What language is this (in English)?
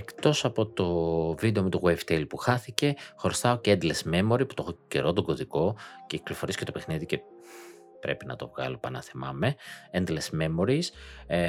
Greek